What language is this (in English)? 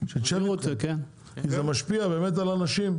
Hebrew